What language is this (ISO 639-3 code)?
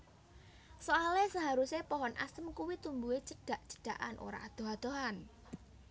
jav